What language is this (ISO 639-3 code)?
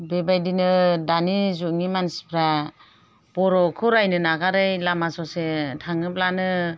brx